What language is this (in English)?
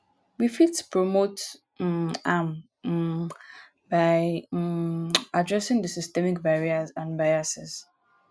Nigerian Pidgin